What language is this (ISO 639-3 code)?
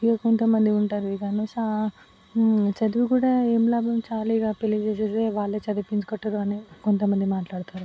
tel